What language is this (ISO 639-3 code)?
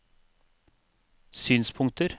nor